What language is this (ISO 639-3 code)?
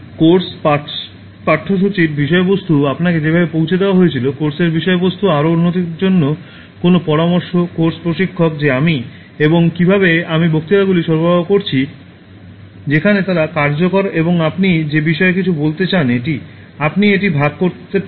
ben